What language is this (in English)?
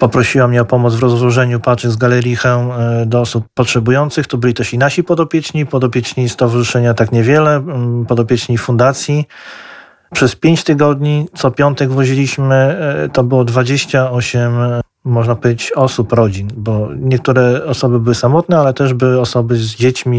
Polish